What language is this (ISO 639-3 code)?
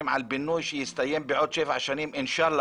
heb